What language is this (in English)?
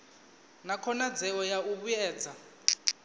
Venda